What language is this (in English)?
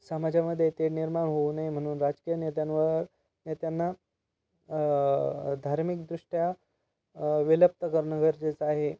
Marathi